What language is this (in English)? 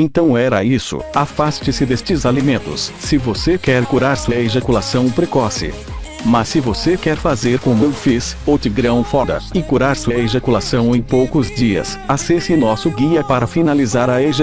Portuguese